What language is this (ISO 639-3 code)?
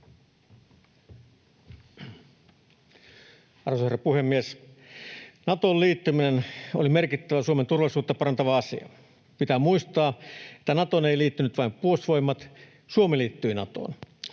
fin